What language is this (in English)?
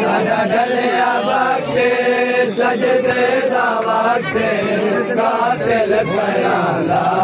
Punjabi